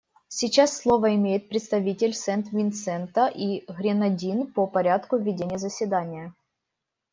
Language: Russian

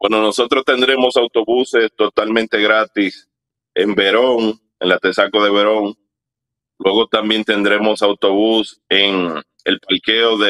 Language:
Spanish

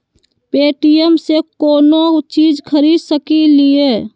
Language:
Magahi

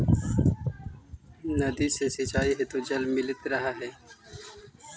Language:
Magahi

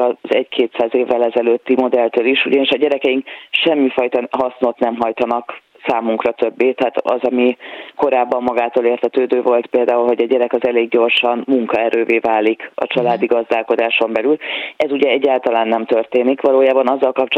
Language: Hungarian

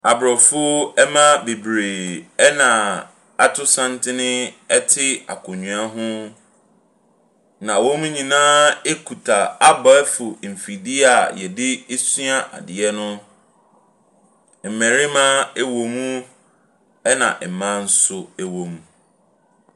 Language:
Akan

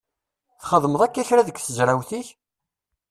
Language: Kabyle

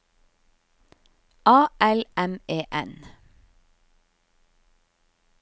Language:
Norwegian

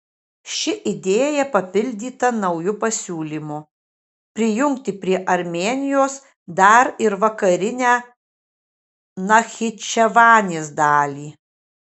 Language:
Lithuanian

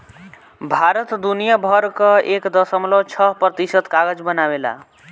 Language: Bhojpuri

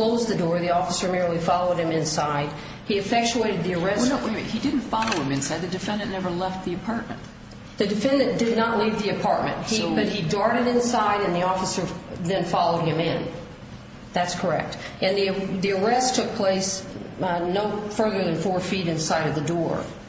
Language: English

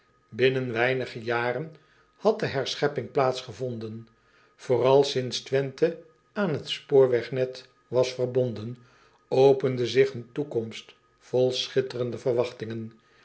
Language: Dutch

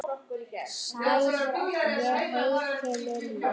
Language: Icelandic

